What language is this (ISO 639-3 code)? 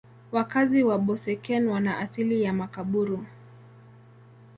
swa